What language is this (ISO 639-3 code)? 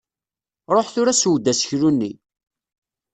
kab